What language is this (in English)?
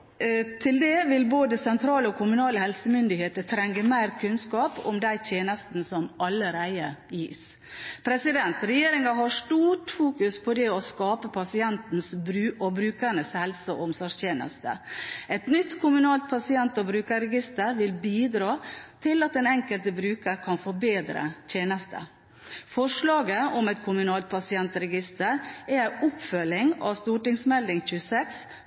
Norwegian Bokmål